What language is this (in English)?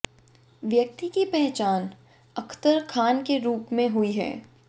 Hindi